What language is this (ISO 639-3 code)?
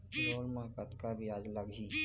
hne